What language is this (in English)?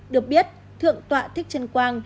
Vietnamese